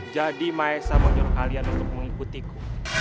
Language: Indonesian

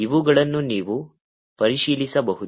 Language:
Kannada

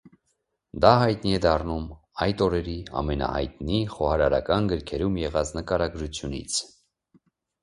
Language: Armenian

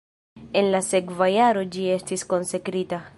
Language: Esperanto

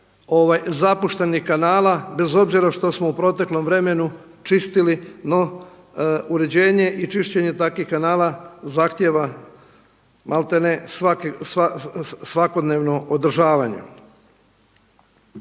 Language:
Croatian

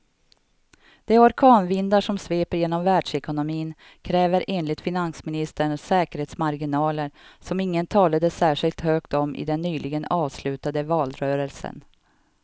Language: Swedish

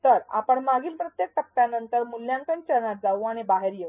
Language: Marathi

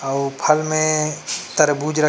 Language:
Chhattisgarhi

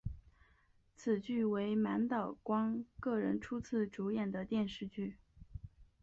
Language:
Chinese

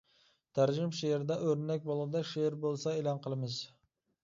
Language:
Uyghur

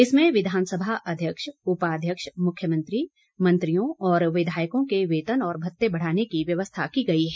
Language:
Hindi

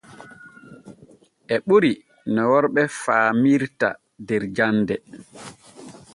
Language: Borgu Fulfulde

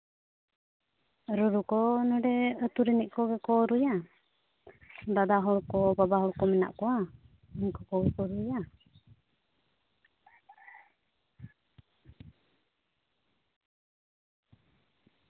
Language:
Santali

